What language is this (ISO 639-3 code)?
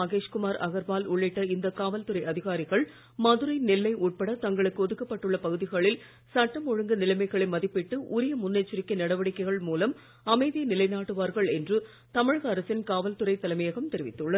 tam